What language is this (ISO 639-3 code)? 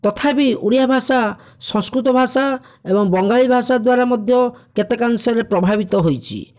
ori